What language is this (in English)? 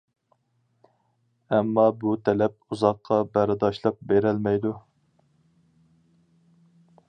Uyghur